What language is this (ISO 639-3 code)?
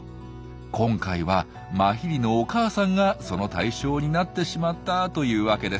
jpn